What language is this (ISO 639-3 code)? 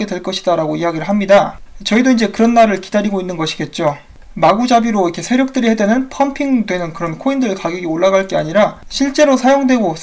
kor